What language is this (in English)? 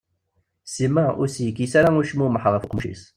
Kabyle